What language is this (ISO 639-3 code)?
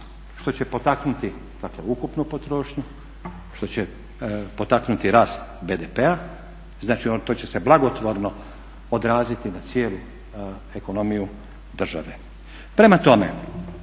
hrv